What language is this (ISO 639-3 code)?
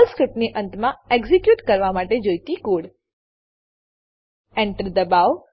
guj